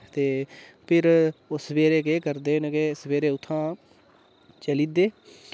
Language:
Dogri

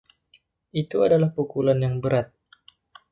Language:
Indonesian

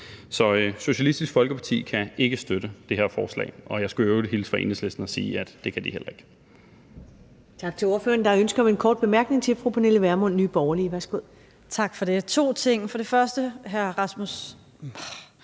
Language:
Danish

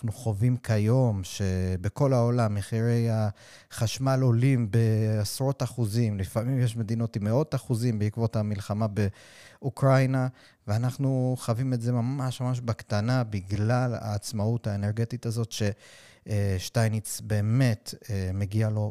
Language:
Hebrew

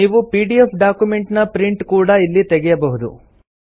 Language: Kannada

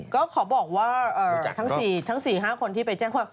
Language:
Thai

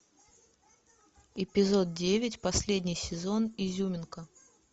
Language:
Russian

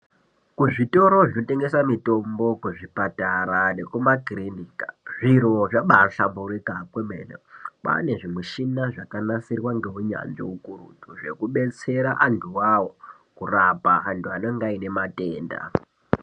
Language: Ndau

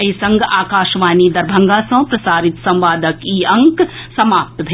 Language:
Maithili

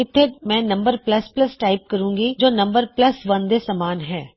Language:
Punjabi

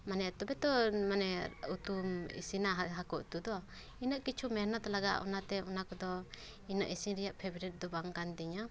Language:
Santali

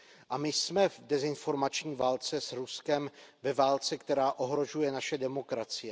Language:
Czech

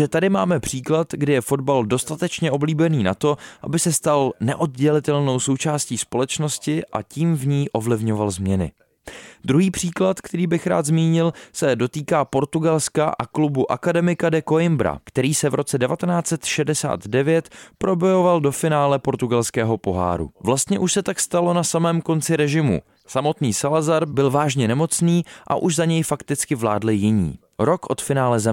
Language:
Czech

